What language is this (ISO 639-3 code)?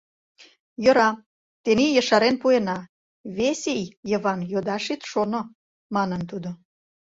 chm